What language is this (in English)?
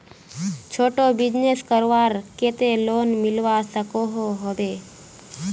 Magahi